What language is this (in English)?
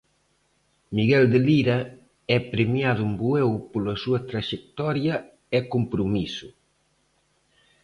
Galician